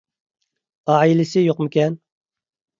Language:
Uyghur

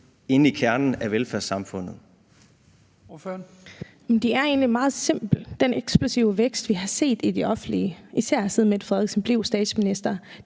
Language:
Danish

